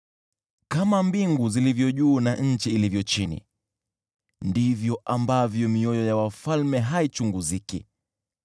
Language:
Swahili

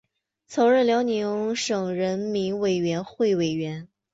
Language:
Chinese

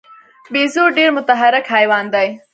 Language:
Pashto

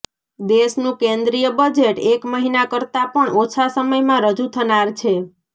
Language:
Gujarati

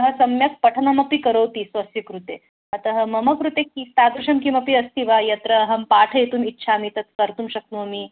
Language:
Sanskrit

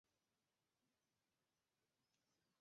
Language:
Chinese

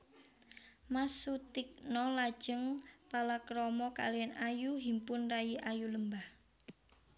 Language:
Javanese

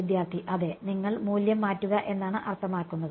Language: Malayalam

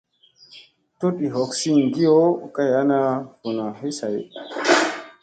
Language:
Musey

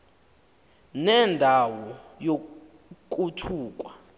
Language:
Xhosa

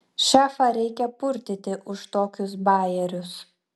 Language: Lithuanian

